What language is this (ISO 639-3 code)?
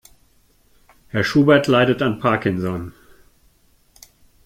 deu